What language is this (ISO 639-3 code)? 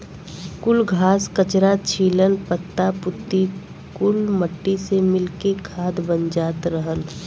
bho